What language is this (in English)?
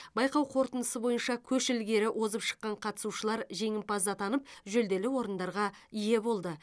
Kazakh